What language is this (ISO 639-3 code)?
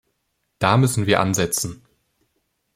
deu